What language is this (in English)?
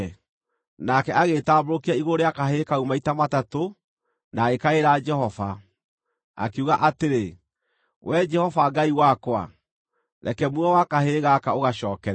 Kikuyu